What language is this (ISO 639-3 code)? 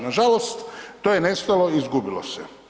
hrv